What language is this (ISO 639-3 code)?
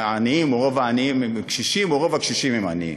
heb